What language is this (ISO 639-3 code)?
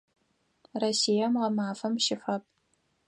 ady